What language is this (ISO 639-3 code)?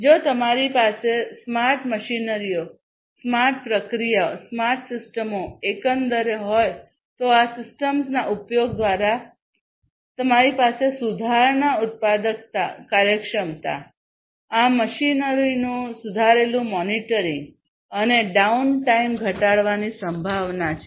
guj